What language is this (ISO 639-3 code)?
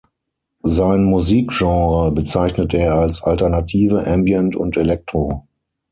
deu